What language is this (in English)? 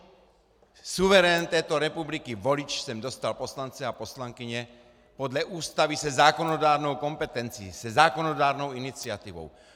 Czech